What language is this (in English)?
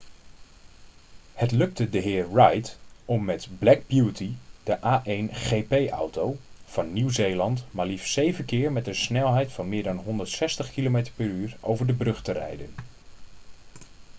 Dutch